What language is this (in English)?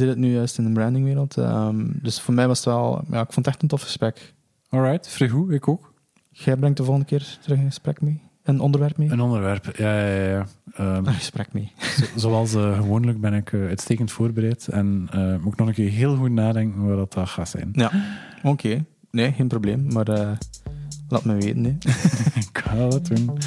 Dutch